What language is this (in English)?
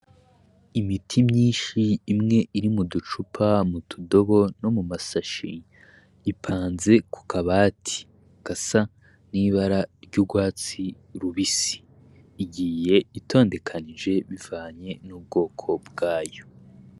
Rundi